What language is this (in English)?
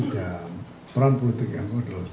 Indonesian